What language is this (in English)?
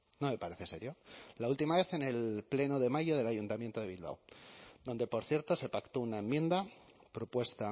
Spanish